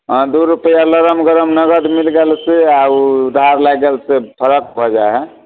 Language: Maithili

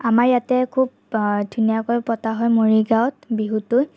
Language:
Assamese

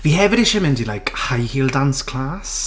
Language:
Welsh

